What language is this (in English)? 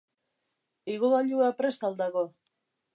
Basque